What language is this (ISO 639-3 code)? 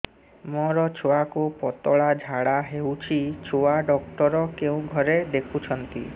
ori